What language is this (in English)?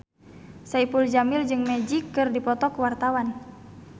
Sundanese